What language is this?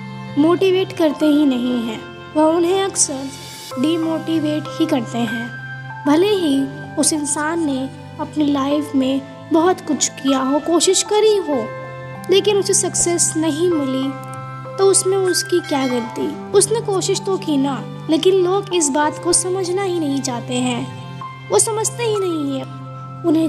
Hindi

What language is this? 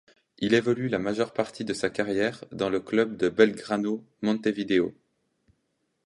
French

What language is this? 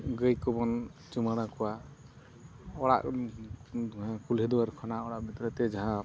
Santali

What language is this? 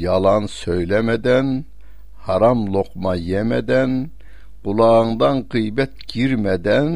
Turkish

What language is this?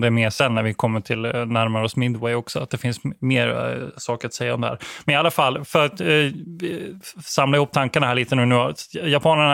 Swedish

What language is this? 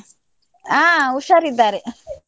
Kannada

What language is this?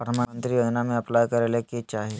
Magahi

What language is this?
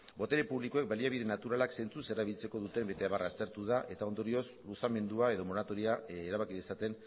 Basque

